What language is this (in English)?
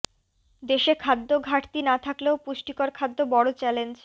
Bangla